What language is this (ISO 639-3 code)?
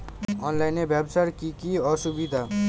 ben